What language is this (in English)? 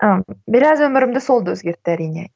Kazakh